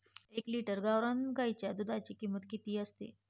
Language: Marathi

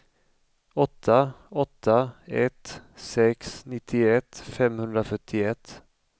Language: Swedish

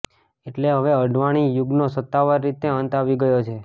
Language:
Gujarati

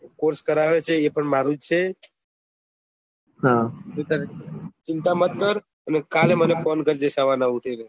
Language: Gujarati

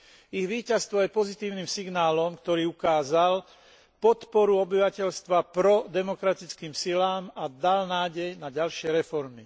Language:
Slovak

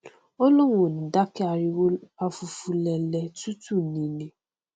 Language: Yoruba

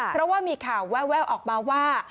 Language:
Thai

